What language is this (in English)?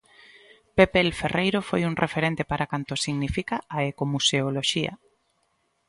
Galician